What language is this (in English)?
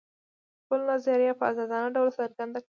Pashto